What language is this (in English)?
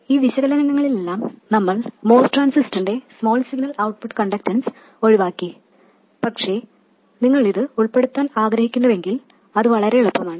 Malayalam